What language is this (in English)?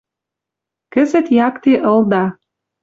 Western Mari